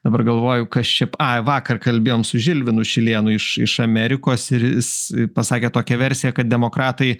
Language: Lithuanian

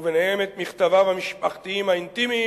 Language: Hebrew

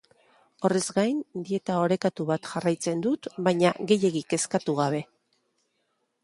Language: Basque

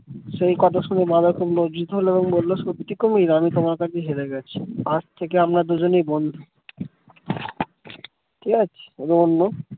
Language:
Bangla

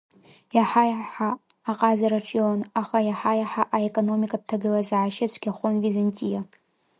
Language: Abkhazian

